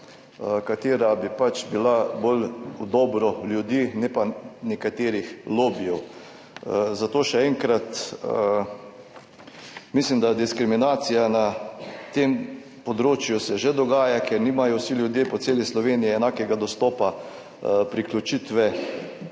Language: Slovenian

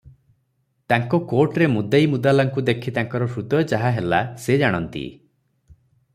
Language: Odia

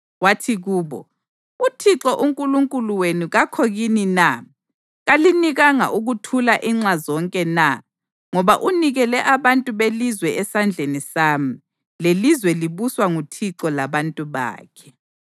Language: North Ndebele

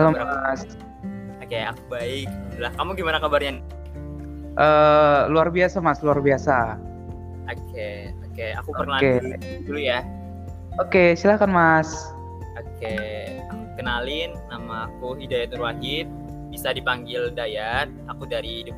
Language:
Indonesian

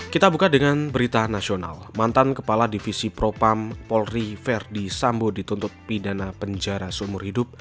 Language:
Indonesian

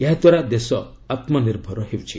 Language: Odia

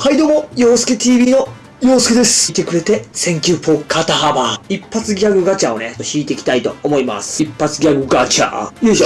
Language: Japanese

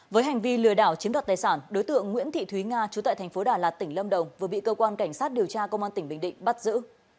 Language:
Vietnamese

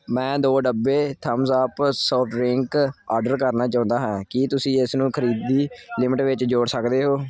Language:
Punjabi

